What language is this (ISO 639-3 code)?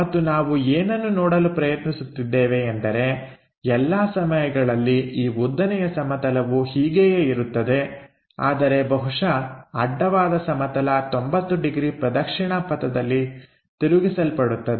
kan